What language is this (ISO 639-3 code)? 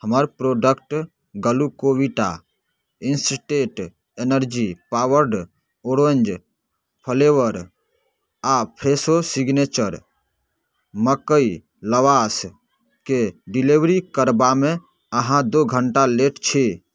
mai